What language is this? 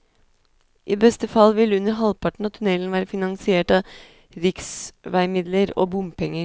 Norwegian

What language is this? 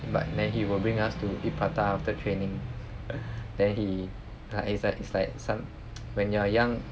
English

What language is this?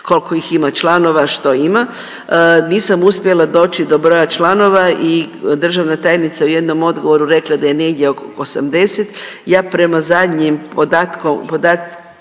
Croatian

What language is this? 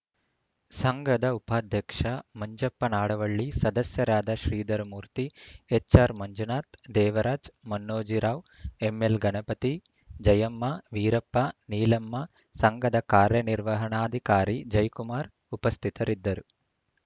Kannada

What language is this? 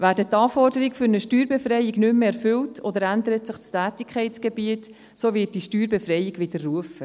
Swiss German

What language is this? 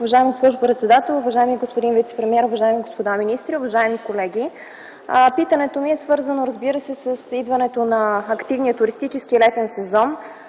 Bulgarian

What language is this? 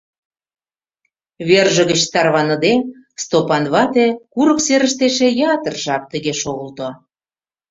Mari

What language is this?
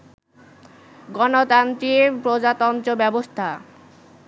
Bangla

